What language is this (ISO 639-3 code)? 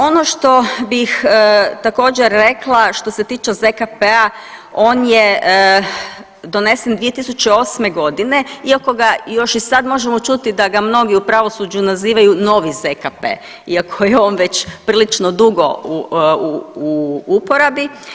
hrv